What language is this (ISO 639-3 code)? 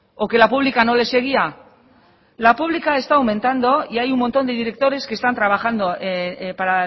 spa